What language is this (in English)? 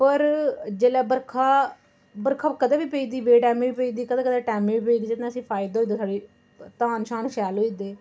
Dogri